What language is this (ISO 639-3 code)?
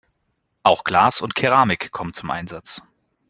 deu